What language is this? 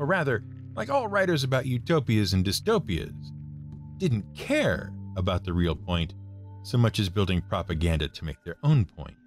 English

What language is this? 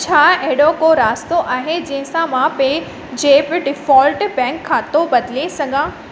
Sindhi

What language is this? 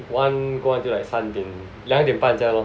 English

